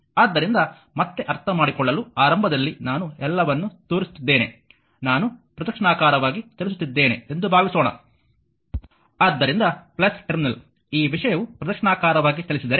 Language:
Kannada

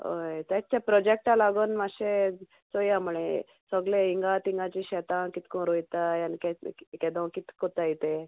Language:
Konkani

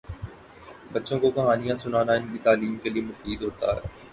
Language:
Urdu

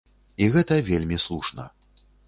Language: Belarusian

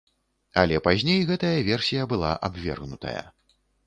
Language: Belarusian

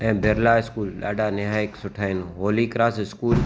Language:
Sindhi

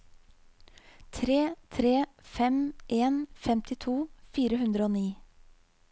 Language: Norwegian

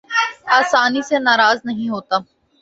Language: Urdu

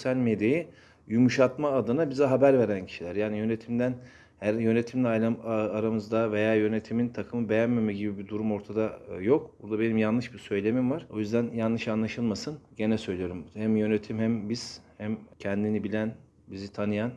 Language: Turkish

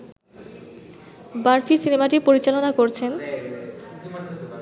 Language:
Bangla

